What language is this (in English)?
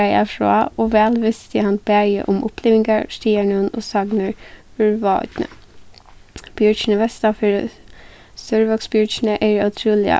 Faroese